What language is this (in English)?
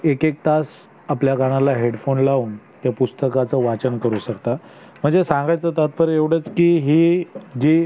Marathi